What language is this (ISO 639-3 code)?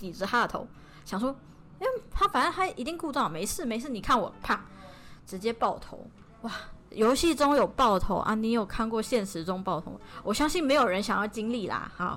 zho